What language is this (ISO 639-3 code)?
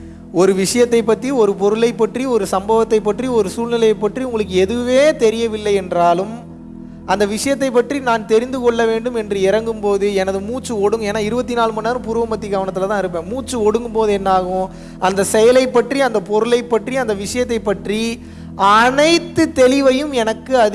tam